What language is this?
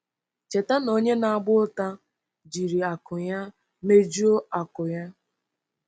Igbo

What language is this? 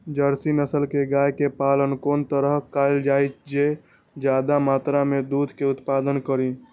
Maithili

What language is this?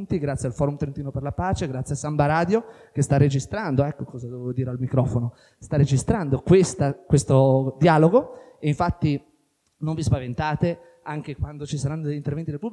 Italian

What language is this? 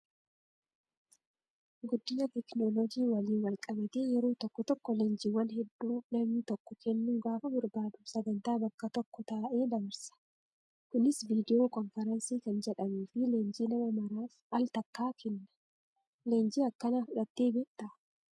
Oromo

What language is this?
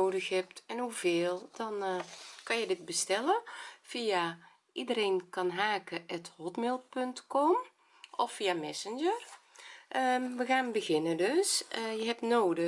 Dutch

